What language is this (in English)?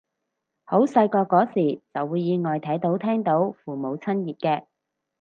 Cantonese